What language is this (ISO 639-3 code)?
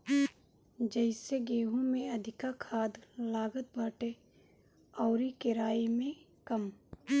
bho